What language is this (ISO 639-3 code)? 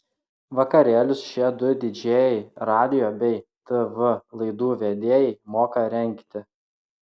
lit